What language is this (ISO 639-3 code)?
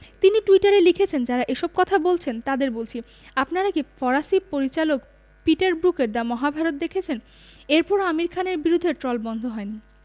ben